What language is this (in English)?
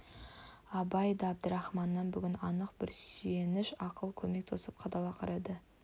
Kazakh